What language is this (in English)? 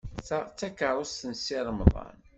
Kabyle